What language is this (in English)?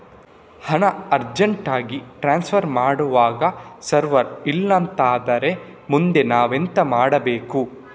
Kannada